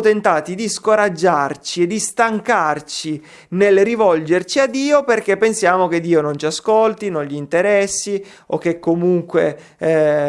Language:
Italian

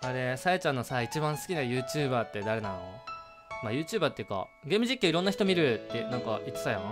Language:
Japanese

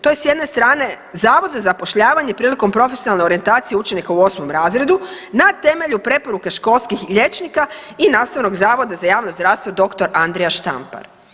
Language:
Croatian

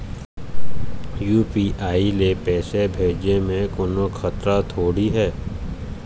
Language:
Chhattisgarhi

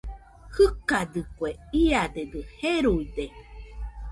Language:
Nüpode Huitoto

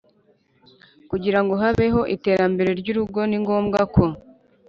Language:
Kinyarwanda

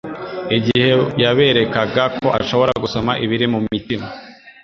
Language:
Kinyarwanda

